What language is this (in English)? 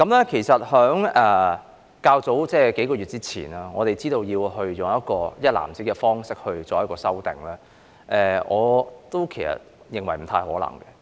Cantonese